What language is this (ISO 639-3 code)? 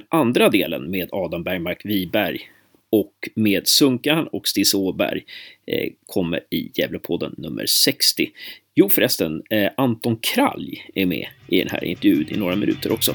swe